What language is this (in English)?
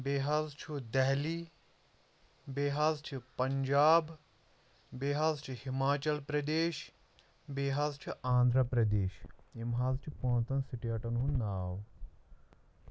Kashmiri